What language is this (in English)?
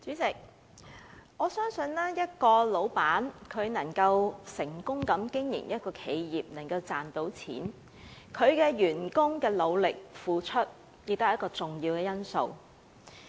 Cantonese